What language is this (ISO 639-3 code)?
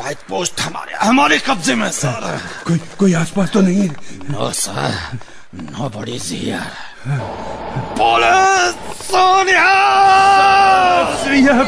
hin